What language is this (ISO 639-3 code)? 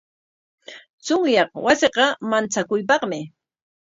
qwa